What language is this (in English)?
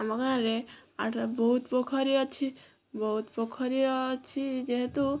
Odia